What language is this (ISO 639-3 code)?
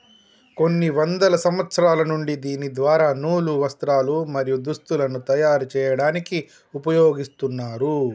tel